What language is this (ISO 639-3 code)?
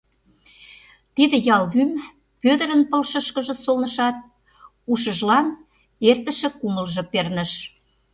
chm